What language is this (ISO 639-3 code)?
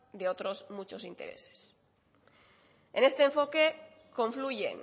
spa